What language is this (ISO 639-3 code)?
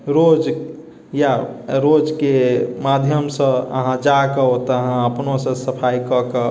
mai